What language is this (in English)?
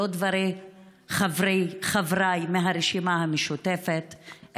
Hebrew